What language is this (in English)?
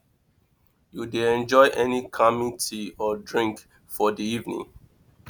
Nigerian Pidgin